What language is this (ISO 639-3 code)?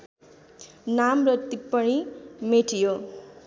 nep